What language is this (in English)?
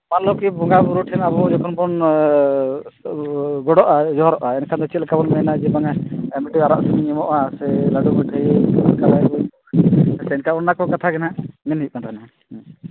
Santali